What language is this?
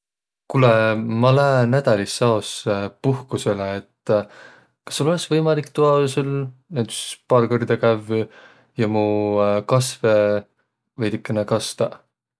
Võro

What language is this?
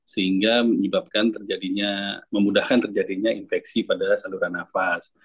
Indonesian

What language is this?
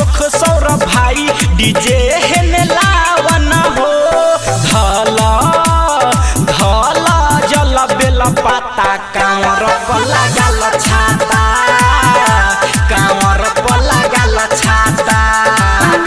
Hindi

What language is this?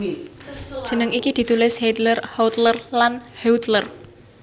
Javanese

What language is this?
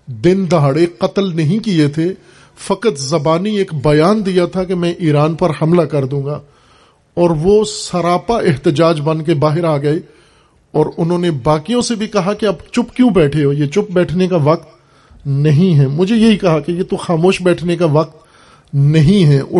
Urdu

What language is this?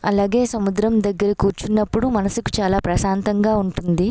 Telugu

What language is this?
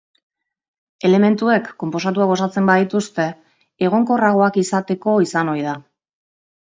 Basque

